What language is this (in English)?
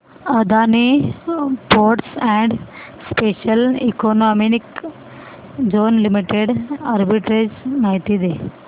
Marathi